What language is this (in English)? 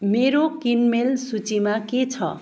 Nepali